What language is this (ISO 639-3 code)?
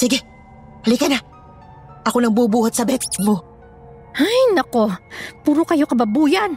fil